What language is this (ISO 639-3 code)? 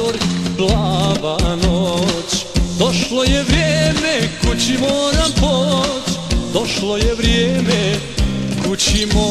ron